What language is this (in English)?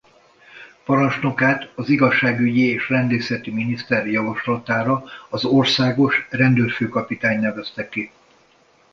Hungarian